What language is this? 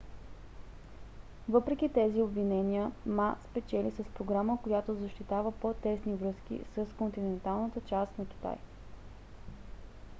Bulgarian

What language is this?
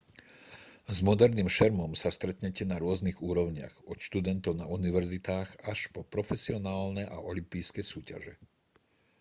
Slovak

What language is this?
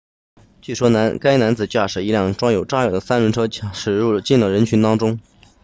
Chinese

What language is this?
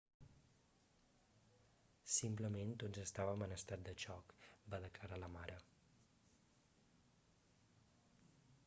Catalan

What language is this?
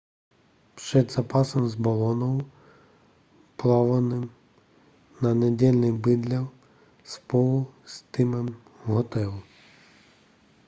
Czech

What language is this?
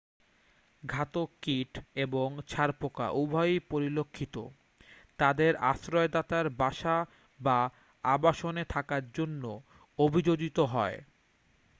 Bangla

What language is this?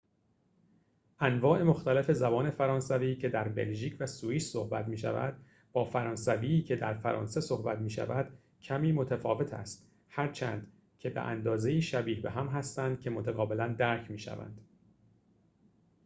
Persian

